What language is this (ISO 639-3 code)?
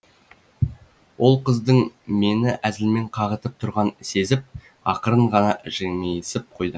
kaz